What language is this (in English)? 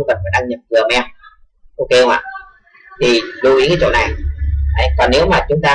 Vietnamese